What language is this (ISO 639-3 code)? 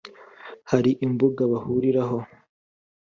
kin